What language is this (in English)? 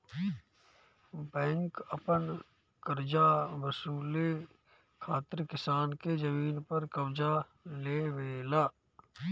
Bhojpuri